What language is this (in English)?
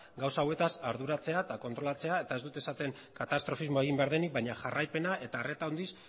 Basque